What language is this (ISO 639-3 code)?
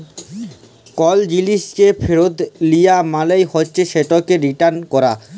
ben